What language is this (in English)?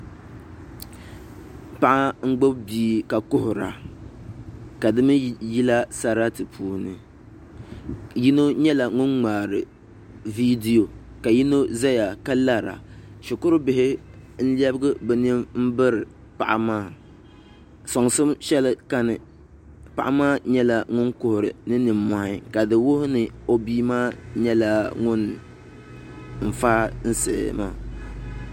Dagbani